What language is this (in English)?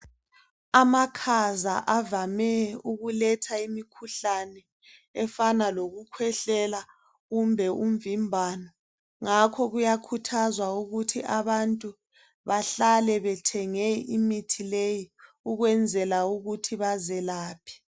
North Ndebele